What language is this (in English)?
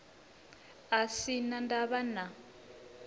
Venda